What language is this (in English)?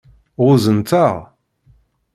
Kabyle